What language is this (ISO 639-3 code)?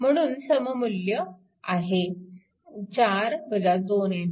mar